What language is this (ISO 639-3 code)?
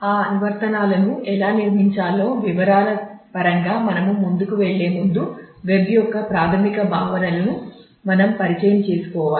tel